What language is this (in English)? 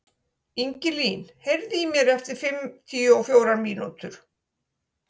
Icelandic